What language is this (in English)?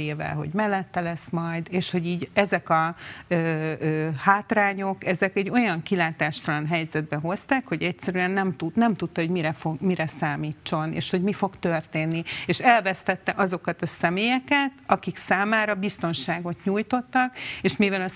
Hungarian